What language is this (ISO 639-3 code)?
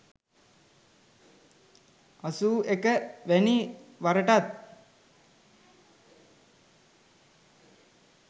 sin